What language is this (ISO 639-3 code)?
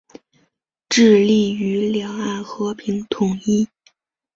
zho